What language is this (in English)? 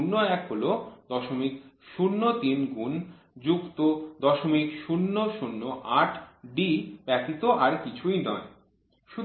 Bangla